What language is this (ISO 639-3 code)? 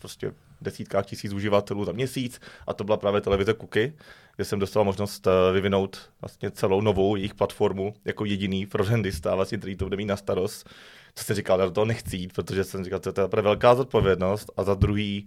ces